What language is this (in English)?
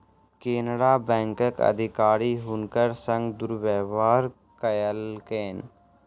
Maithili